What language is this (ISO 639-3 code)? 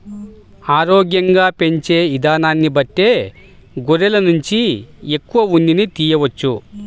tel